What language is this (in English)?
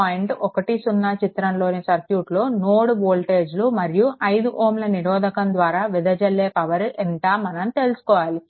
Telugu